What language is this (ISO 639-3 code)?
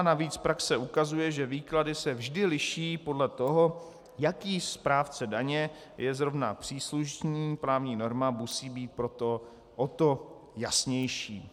ces